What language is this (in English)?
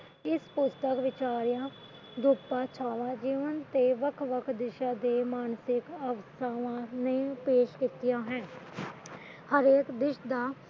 Punjabi